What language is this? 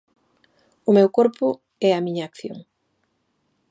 Galician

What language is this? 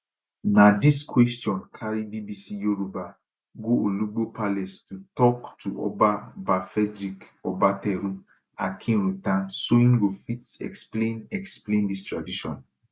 Nigerian Pidgin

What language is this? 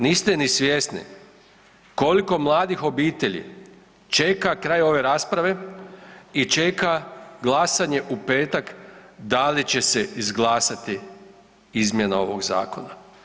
Croatian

